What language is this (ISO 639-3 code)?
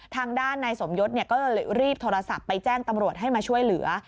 tha